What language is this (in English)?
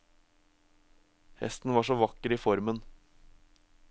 Norwegian